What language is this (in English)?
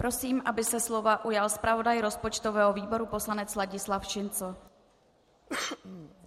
Czech